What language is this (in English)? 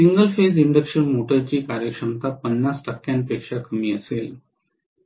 Marathi